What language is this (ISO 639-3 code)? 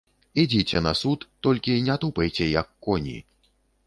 bel